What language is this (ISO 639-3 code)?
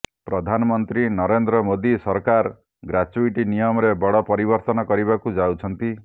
ori